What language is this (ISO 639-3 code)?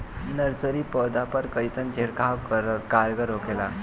bho